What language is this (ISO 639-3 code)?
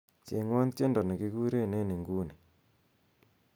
kln